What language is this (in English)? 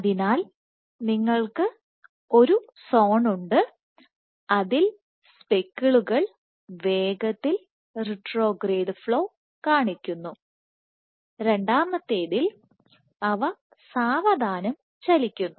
Malayalam